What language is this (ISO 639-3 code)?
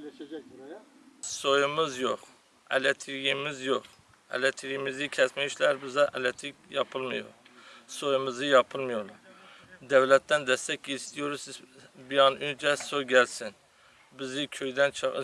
tur